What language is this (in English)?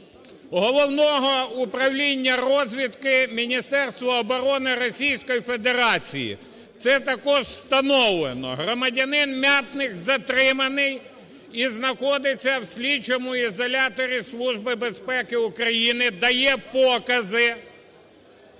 Ukrainian